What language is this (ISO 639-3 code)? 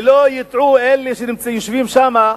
heb